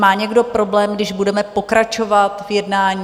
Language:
Czech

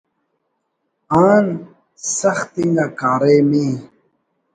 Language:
Brahui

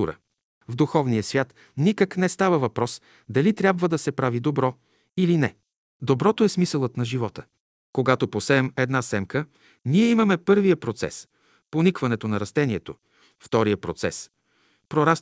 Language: Bulgarian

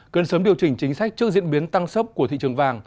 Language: Vietnamese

